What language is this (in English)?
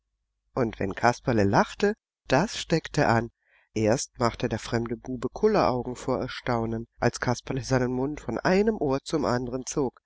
German